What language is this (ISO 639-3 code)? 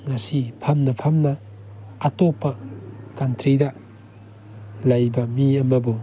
mni